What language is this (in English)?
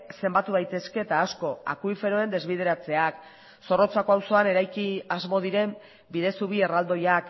Basque